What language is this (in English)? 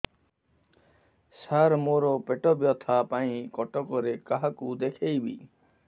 Odia